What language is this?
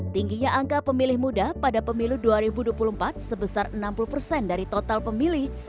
Indonesian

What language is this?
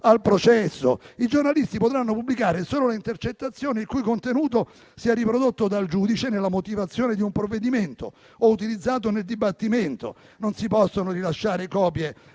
Italian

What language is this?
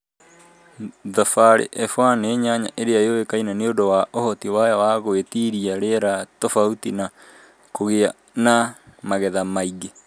Kikuyu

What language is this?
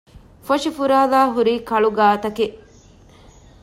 Divehi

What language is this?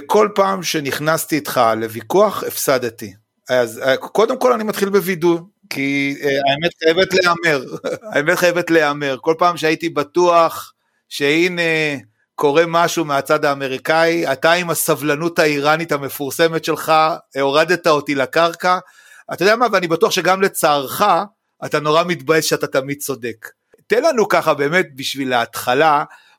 Hebrew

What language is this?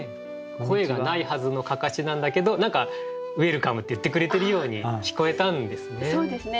Japanese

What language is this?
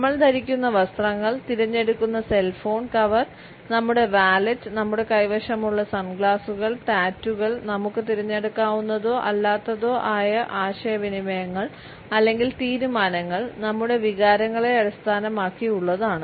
Malayalam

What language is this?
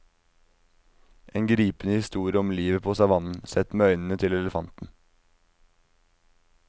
Norwegian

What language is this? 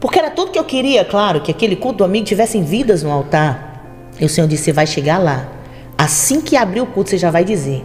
Portuguese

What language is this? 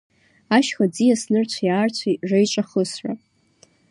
Abkhazian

